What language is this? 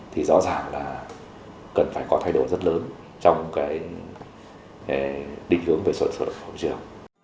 Vietnamese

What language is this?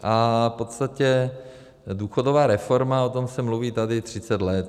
Czech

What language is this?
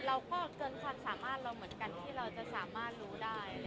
Thai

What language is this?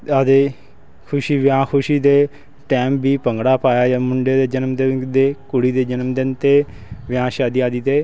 Punjabi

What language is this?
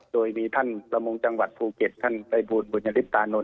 Thai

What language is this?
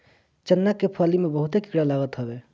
Bhojpuri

